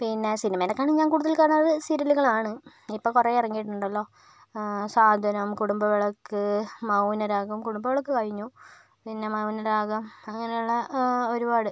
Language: Malayalam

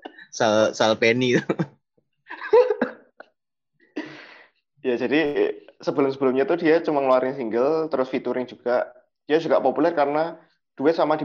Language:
Indonesian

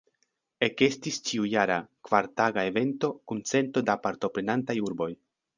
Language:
Esperanto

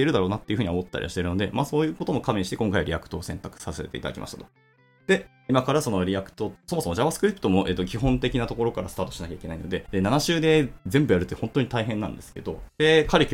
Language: Japanese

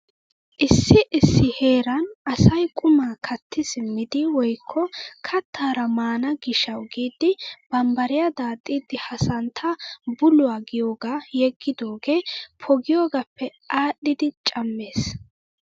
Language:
Wolaytta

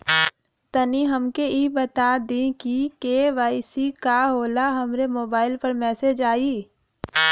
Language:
Bhojpuri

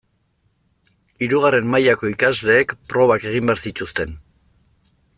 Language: Basque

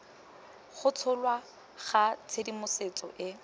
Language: Tswana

